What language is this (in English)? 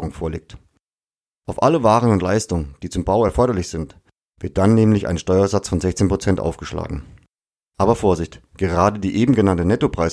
German